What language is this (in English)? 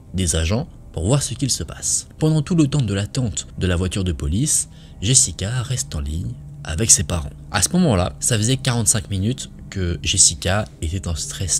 French